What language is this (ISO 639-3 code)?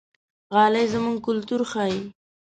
pus